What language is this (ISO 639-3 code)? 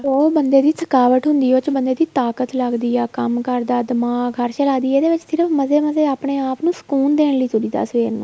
pan